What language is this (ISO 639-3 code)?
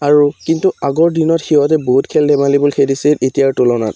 asm